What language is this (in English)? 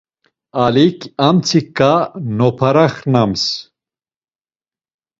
Laz